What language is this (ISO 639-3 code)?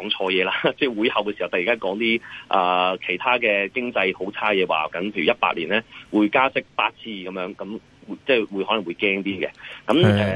zho